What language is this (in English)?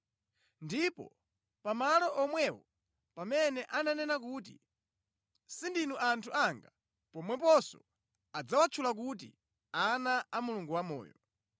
Nyanja